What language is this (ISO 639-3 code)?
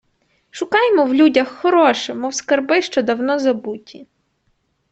ukr